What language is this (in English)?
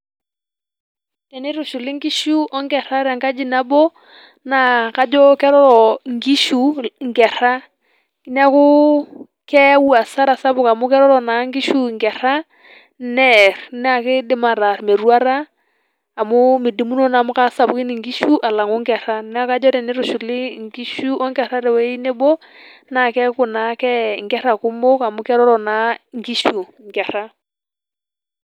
Masai